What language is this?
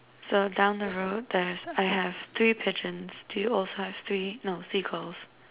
English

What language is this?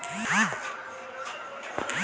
Magahi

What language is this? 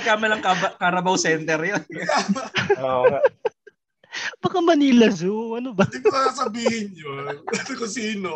Filipino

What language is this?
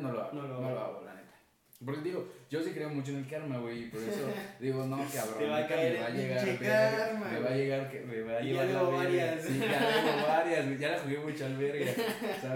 Spanish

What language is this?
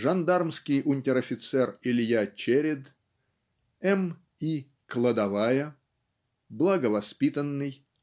Russian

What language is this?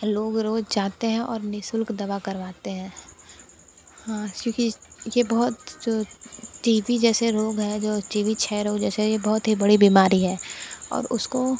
Hindi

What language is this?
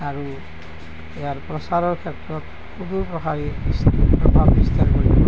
Assamese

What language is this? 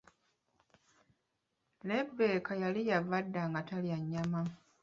Ganda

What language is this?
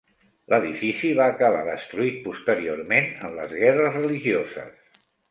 Catalan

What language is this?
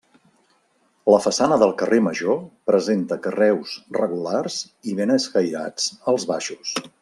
Catalan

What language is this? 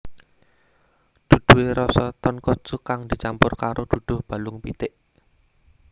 Javanese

